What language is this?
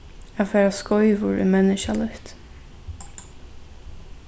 Faroese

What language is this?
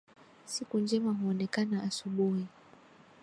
Swahili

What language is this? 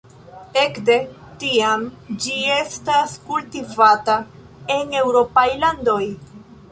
Esperanto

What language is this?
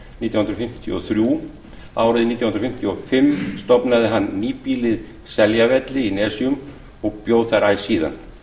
Icelandic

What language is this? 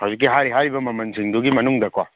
Manipuri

